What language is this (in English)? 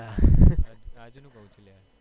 Gujarati